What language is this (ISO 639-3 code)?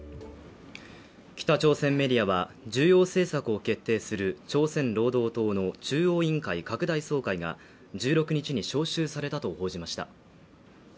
jpn